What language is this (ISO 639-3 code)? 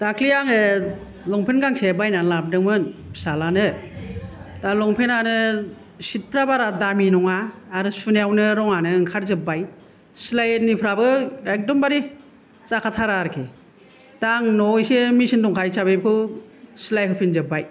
brx